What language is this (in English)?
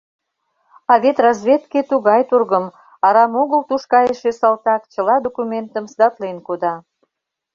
Mari